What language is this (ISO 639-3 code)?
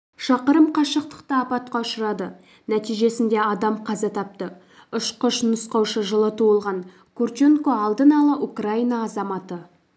kaz